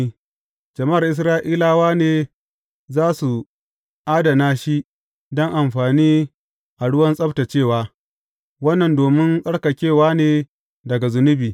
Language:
Hausa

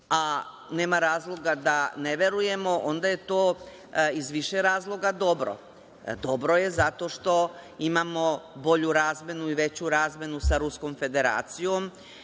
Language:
Serbian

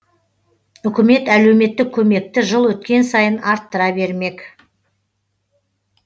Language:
Kazakh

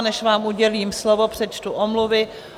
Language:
Czech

